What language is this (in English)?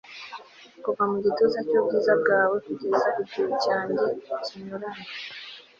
Kinyarwanda